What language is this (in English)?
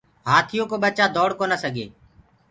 Gurgula